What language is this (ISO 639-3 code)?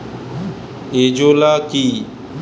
ben